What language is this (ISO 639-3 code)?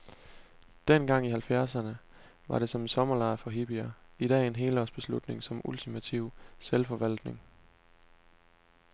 dan